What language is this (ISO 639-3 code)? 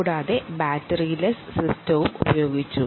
mal